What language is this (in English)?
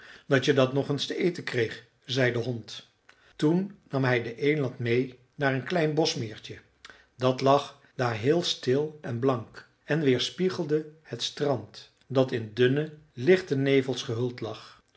Dutch